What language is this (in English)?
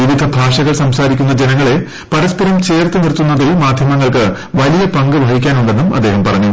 Malayalam